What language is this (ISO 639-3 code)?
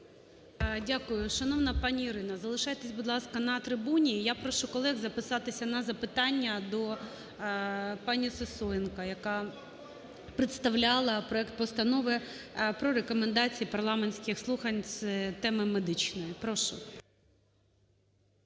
ukr